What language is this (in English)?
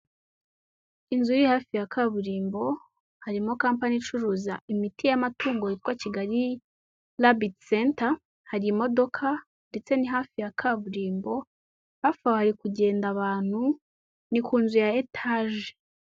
Kinyarwanda